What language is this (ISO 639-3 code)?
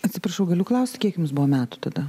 lit